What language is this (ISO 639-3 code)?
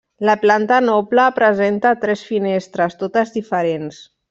cat